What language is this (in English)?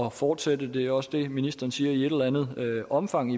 Danish